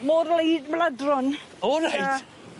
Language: Welsh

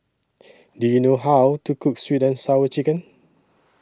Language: English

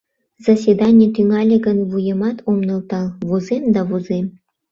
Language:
Mari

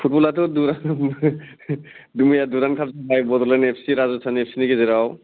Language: Bodo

